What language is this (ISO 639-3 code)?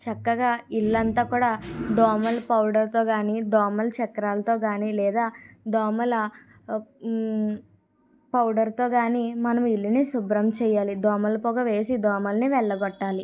tel